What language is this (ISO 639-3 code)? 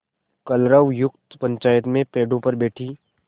hin